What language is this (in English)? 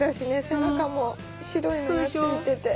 Japanese